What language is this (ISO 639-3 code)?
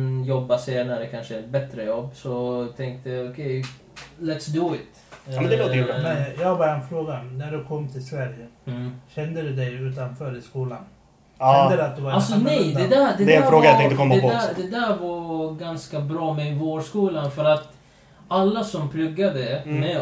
swe